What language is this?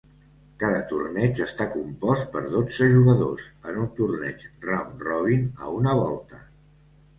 Catalan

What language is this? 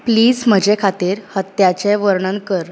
Konkani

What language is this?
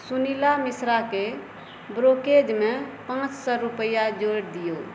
Maithili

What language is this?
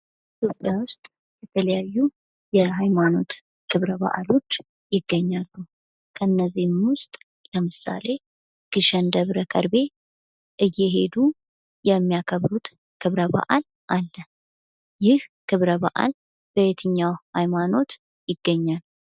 Amharic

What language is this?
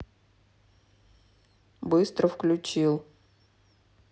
Russian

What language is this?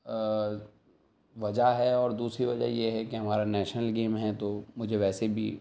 Urdu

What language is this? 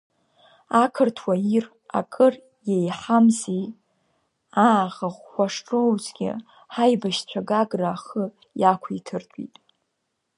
Abkhazian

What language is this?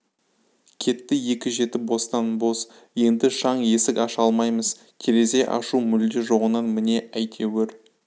Kazakh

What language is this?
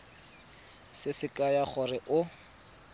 Tswana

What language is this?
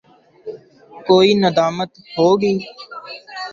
Urdu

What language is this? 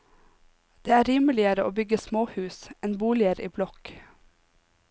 Norwegian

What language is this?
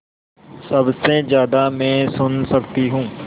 Hindi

